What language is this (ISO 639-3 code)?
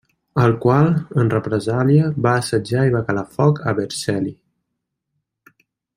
cat